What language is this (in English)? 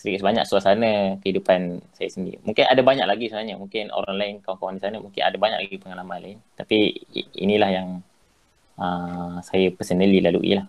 Malay